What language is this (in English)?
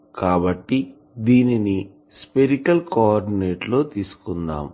Telugu